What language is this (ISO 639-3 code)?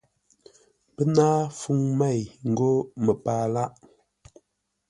nla